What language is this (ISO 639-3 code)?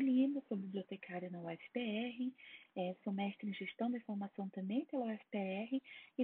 por